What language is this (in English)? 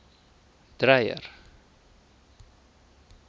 Afrikaans